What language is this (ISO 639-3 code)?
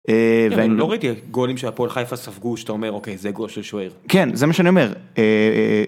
heb